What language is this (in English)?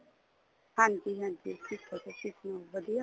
Punjabi